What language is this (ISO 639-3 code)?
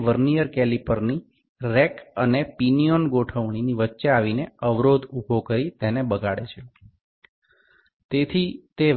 ben